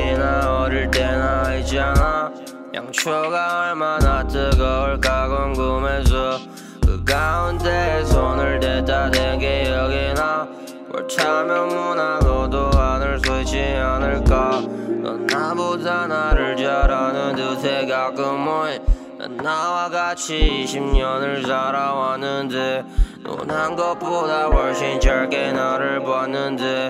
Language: Korean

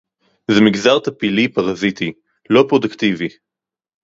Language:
Hebrew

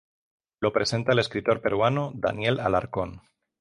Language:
Spanish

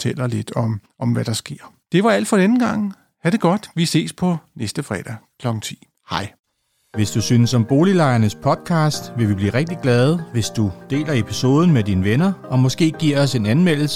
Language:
Danish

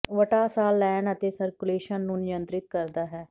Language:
Punjabi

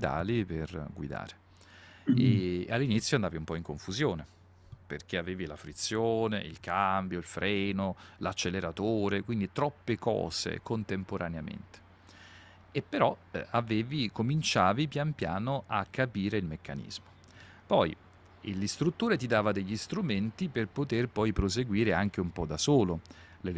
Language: Italian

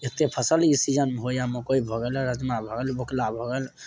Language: Maithili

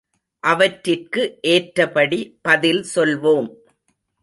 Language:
Tamil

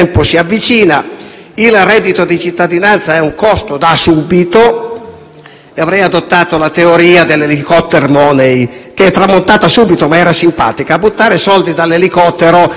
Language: Italian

